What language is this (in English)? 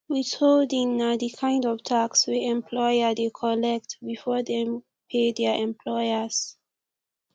Nigerian Pidgin